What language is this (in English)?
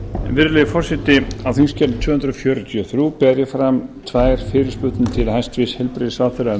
Icelandic